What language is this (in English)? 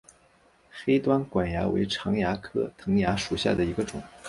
Chinese